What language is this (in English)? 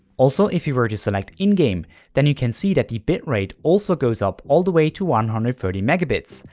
English